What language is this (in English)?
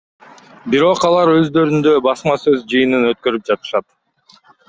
Kyrgyz